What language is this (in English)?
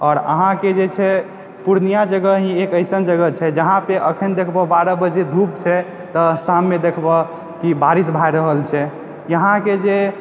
Maithili